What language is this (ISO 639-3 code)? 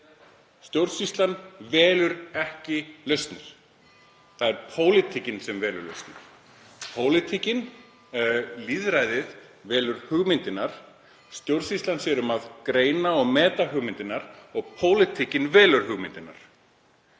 isl